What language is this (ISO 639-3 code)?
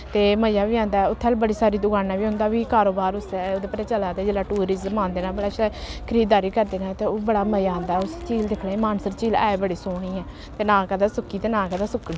doi